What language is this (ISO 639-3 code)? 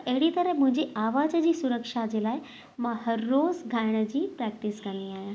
snd